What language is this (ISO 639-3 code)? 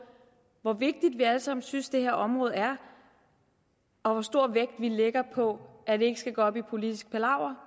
dan